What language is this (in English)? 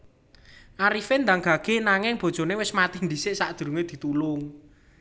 Javanese